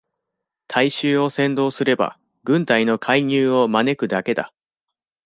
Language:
Japanese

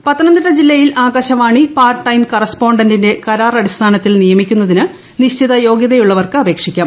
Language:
Malayalam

